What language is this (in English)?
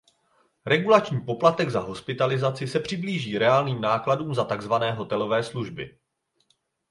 Czech